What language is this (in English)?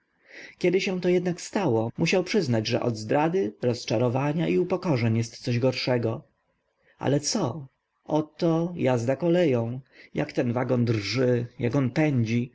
Polish